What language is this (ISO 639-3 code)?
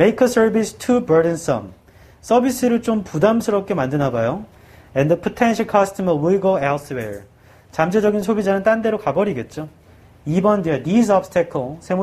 kor